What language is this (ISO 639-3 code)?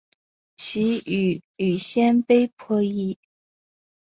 zho